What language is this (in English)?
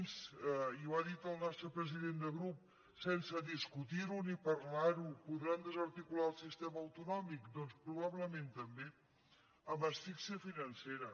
Catalan